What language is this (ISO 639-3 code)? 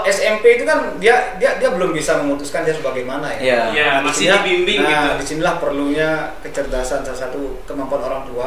ind